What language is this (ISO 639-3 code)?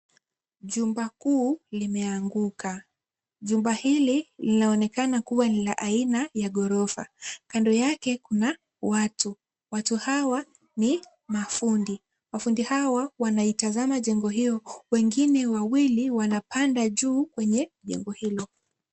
swa